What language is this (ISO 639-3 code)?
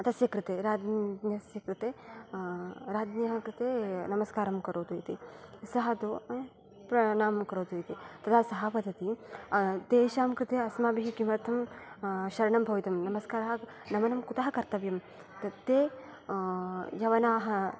san